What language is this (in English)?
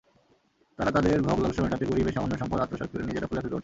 Bangla